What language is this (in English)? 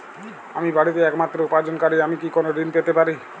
Bangla